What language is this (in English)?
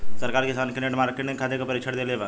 Bhojpuri